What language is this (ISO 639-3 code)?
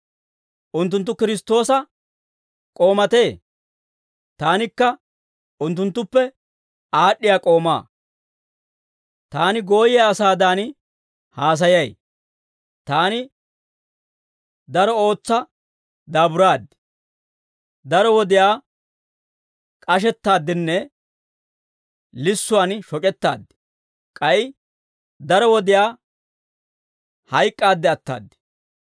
dwr